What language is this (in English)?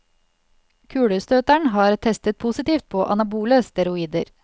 Norwegian